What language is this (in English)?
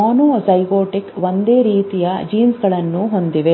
Kannada